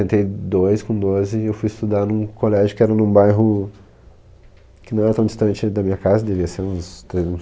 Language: Portuguese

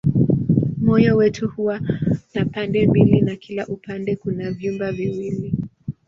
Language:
Swahili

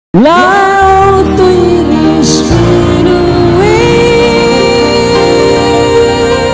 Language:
Thai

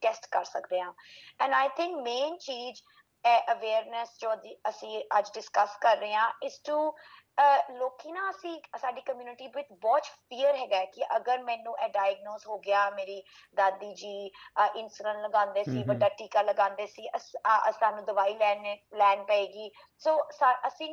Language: Punjabi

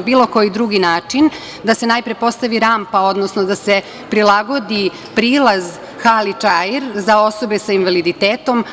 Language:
Serbian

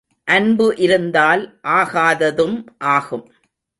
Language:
Tamil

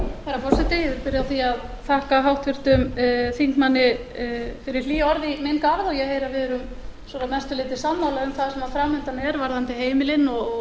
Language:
Icelandic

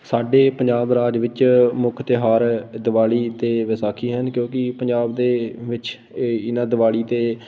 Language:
Punjabi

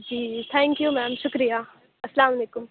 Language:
Urdu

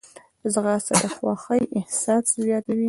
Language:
Pashto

